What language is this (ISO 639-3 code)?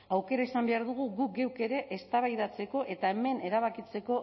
eus